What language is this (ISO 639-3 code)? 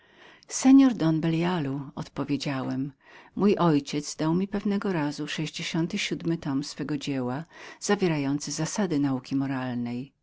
pol